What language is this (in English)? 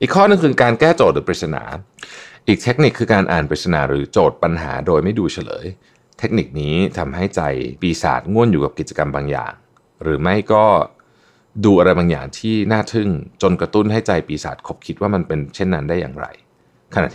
Thai